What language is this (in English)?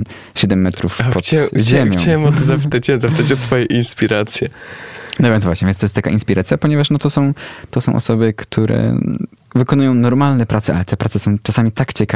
Polish